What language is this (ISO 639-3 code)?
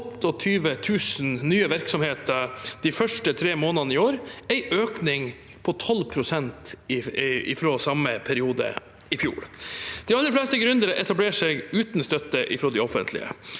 nor